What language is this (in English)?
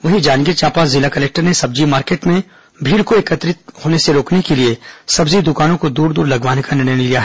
Hindi